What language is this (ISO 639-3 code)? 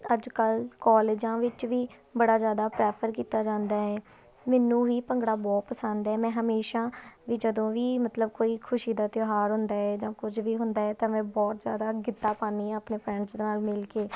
pan